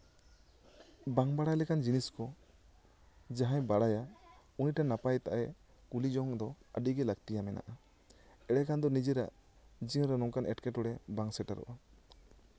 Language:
Santali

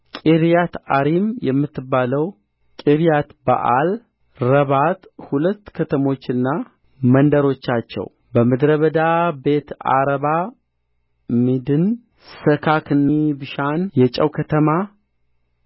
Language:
Amharic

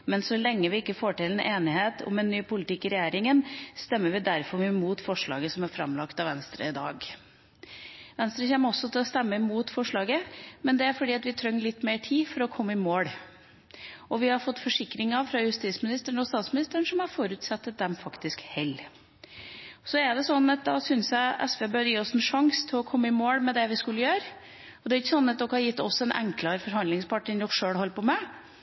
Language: Norwegian Bokmål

